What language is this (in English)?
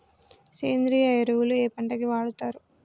Telugu